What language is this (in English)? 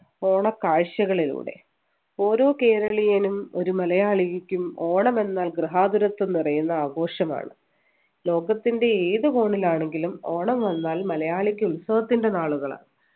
Malayalam